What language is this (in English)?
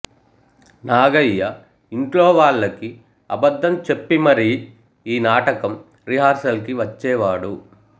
Telugu